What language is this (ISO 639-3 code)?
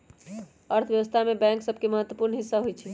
mag